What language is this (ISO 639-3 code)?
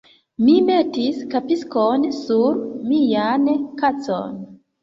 epo